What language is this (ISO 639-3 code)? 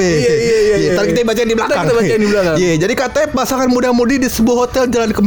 ind